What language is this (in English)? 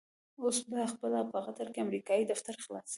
Pashto